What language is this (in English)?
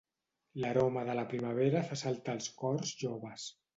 Catalan